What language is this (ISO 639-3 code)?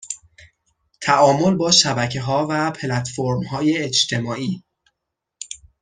fas